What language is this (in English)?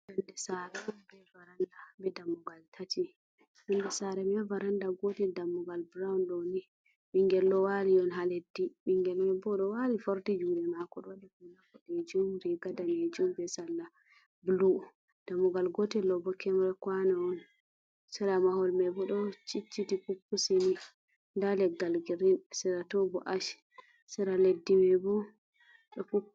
Fula